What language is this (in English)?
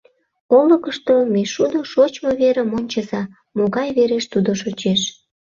Mari